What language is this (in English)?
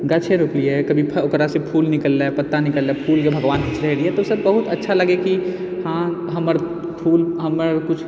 Maithili